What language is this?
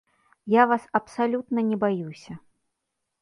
Belarusian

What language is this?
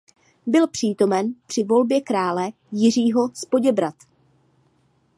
Czech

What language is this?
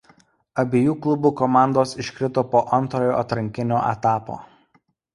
Lithuanian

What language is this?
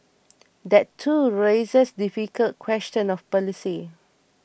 English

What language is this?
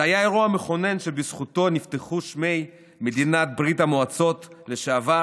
Hebrew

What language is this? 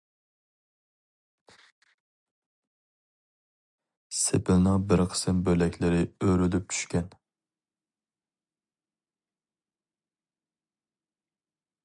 Uyghur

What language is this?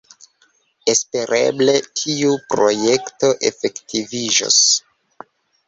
Esperanto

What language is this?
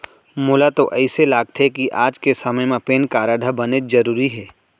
Chhattisgarhi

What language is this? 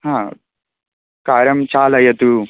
Sanskrit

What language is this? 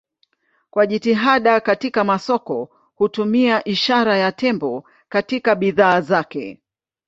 Swahili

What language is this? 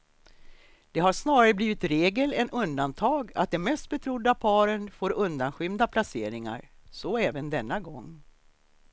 Swedish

